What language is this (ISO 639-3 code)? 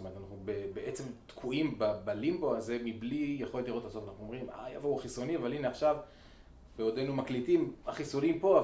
heb